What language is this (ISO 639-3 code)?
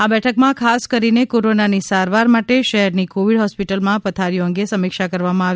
guj